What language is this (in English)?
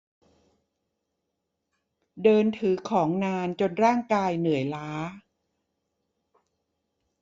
Thai